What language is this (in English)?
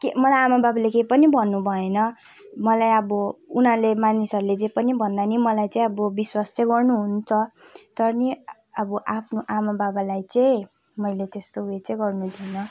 Nepali